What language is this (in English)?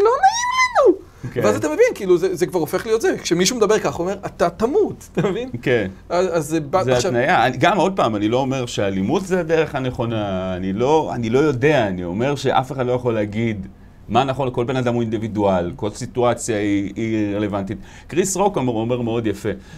Hebrew